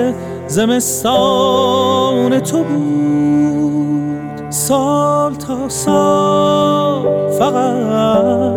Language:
Persian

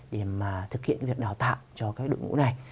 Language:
Vietnamese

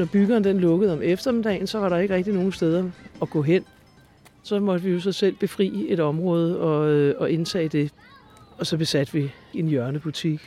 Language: Danish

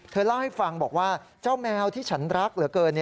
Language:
Thai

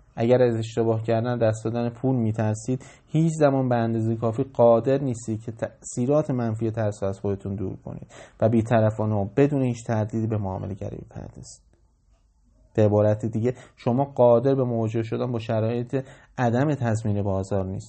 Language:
Persian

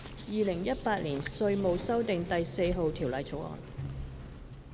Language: Cantonese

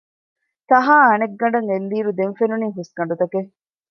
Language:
Divehi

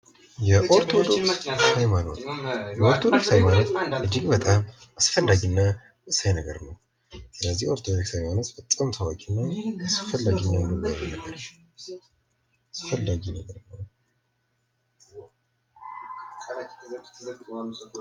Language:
Amharic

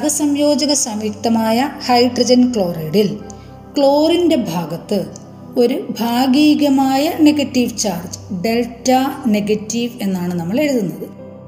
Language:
Malayalam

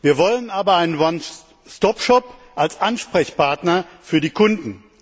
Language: German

